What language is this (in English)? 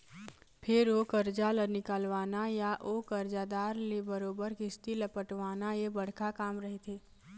Chhattisgarhi